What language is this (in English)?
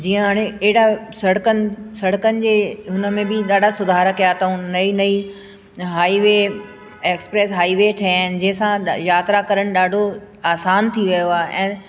Sindhi